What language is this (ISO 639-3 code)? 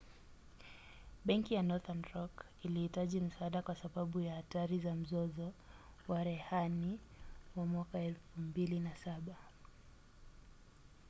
swa